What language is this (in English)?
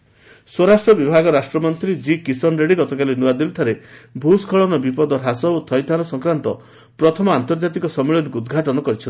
Odia